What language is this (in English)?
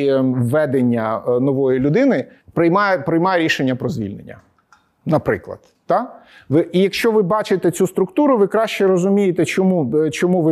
Ukrainian